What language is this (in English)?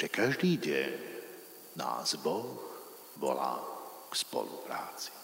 Slovak